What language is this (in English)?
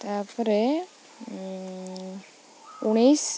Odia